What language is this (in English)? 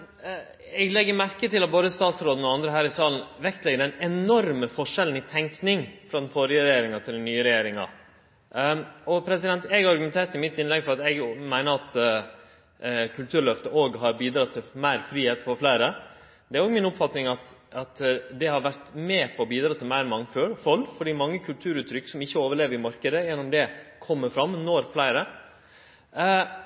Norwegian Nynorsk